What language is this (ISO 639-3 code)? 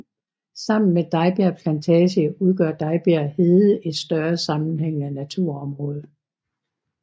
dan